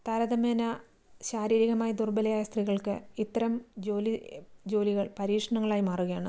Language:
Malayalam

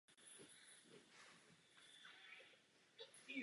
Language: Czech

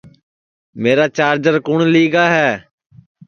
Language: Sansi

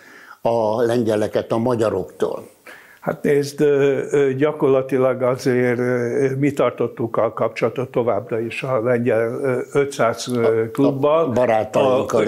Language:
Hungarian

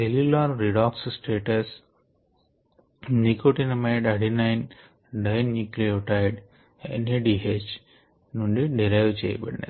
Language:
Telugu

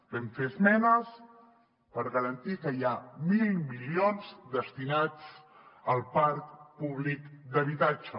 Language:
Catalan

